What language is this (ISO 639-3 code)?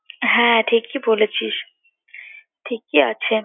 ben